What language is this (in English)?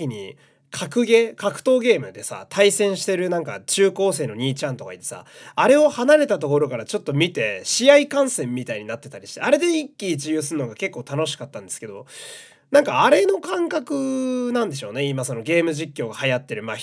Japanese